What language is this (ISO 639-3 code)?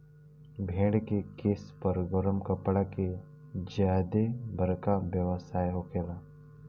bho